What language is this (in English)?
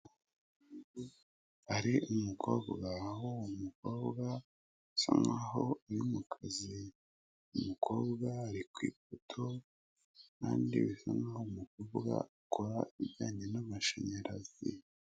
Kinyarwanda